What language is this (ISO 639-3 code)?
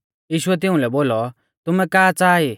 bfz